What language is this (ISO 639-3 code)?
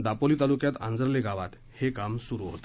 mar